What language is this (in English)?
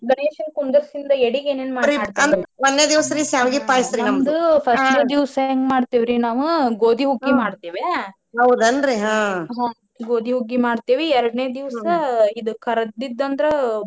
Kannada